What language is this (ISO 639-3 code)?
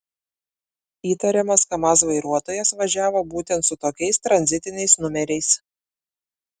lit